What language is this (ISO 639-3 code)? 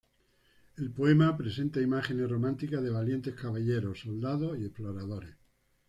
spa